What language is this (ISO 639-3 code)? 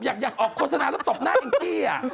tha